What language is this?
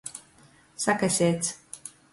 Latgalian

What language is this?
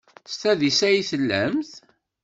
Kabyle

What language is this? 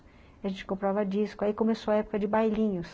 Portuguese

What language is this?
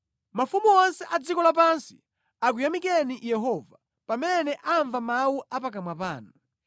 Nyanja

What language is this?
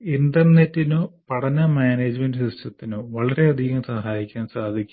Malayalam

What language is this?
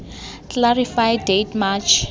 Tswana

